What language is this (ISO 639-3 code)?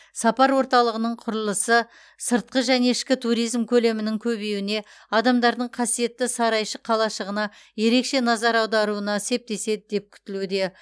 kaz